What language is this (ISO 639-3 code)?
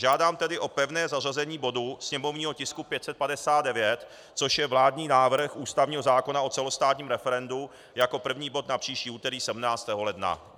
ces